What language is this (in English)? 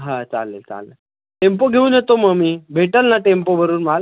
Marathi